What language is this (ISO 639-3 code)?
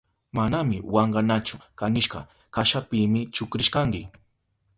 qup